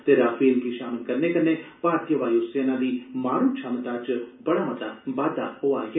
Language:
Dogri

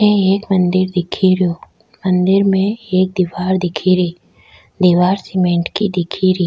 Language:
Rajasthani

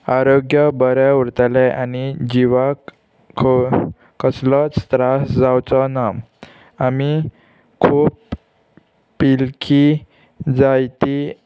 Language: Konkani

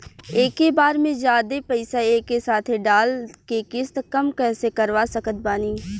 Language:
Bhojpuri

